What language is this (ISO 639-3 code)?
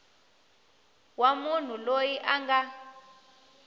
tso